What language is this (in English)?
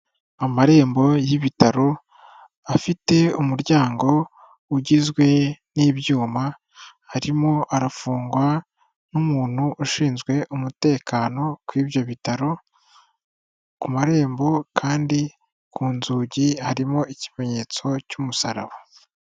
Kinyarwanda